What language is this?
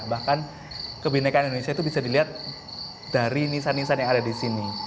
Indonesian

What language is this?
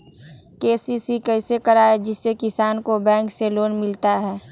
Magahi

